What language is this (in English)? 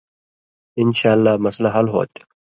Indus Kohistani